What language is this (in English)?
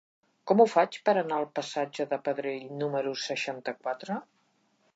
Catalan